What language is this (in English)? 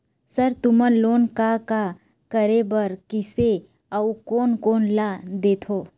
Chhattisgarhi